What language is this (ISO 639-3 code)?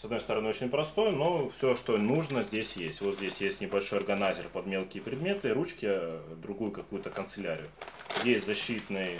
rus